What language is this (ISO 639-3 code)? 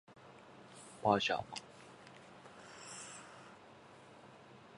jpn